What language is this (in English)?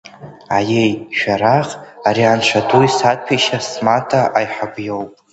Abkhazian